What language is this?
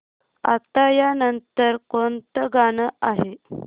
Marathi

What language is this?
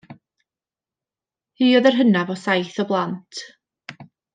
Welsh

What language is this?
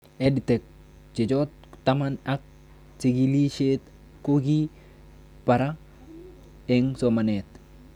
Kalenjin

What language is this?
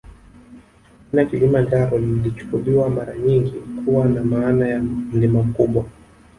Swahili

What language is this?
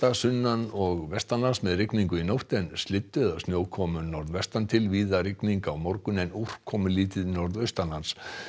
Icelandic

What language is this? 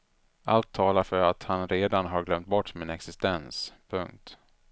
Swedish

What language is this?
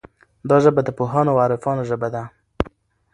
Pashto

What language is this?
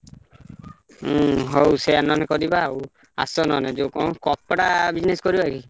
Odia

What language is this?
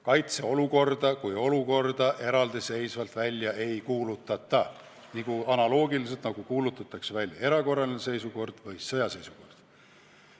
Estonian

